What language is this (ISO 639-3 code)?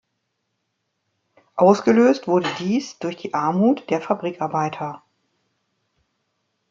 deu